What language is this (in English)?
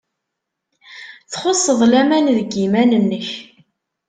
Kabyle